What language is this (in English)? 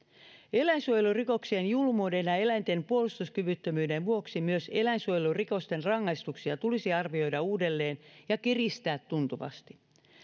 Finnish